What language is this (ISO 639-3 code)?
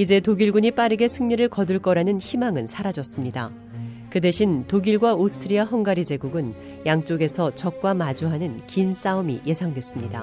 kor